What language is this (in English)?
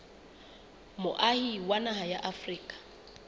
Southern Sotho